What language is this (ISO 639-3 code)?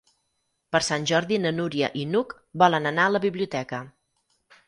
cat